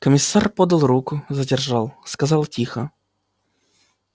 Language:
Russian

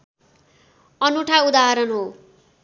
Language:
Nepali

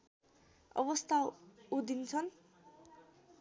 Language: Nepali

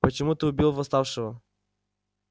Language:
Russian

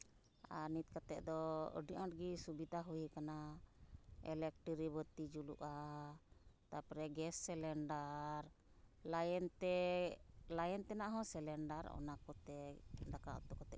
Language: Santali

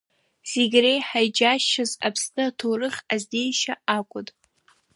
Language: Abkhazian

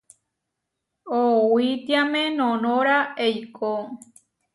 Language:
Huarijio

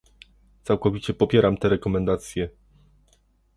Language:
Polish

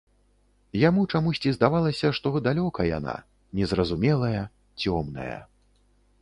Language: Belarusian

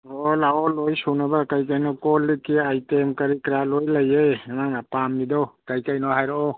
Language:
Manipuri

